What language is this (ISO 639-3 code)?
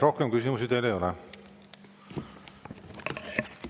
est